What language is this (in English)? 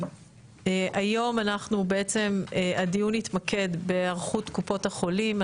Hebrew